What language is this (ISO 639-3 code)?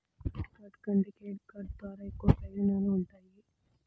tel